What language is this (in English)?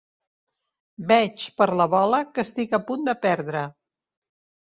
Catalan